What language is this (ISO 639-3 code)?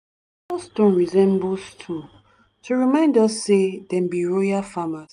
pcm